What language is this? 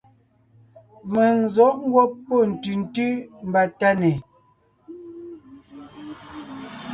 Ngiemboon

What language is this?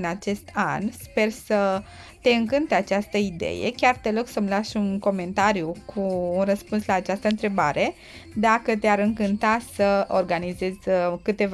Romanian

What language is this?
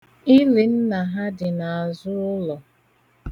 Igbo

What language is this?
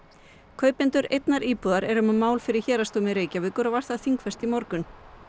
Icelandic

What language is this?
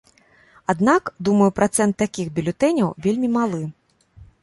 Belarusian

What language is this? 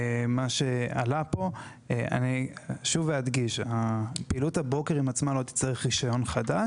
Hebrew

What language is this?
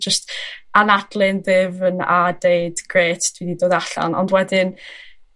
Welsh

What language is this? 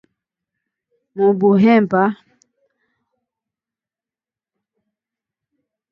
Swahili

